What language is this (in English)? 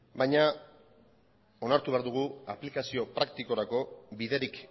Basque